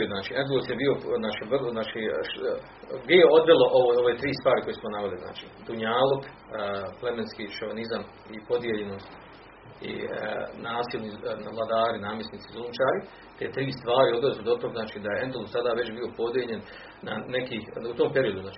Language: Croatian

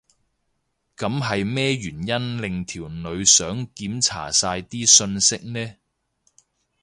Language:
Cantonese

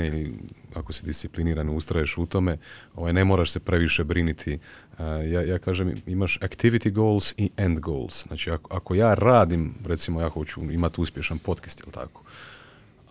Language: Croatian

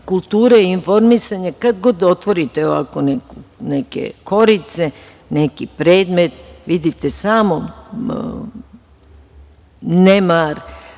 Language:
Serbian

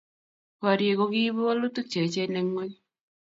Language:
Kalenjin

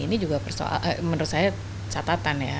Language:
Indonesian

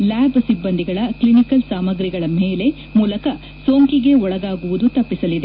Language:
Kannada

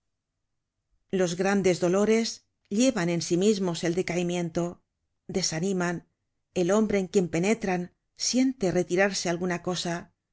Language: Spanish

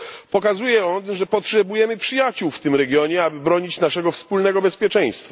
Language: Polish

